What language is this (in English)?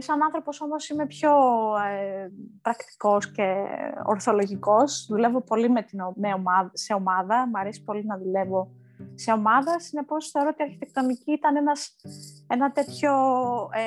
Greek